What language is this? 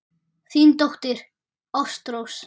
Icelandic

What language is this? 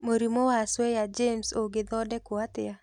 Kikuyu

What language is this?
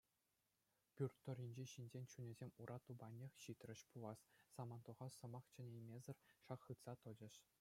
Chuvash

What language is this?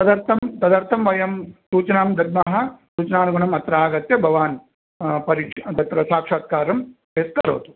Sanskrit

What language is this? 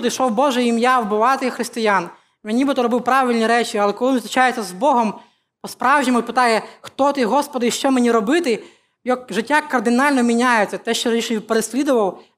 Ukrainian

